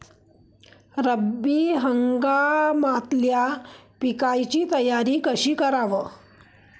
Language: Marathi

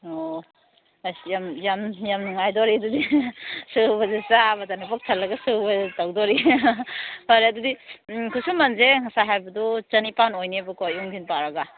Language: Manipuri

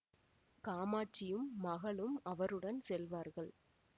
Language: Tamil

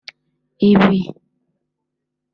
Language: Kinyarwanda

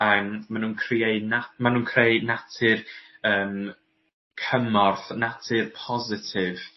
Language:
Welsh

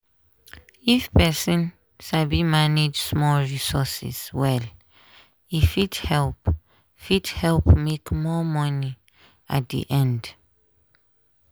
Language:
Nigerian Pidgin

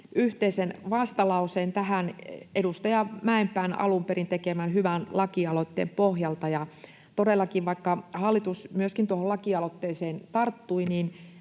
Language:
Finnish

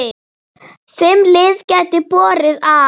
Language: Icelandic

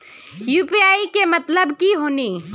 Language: Magahi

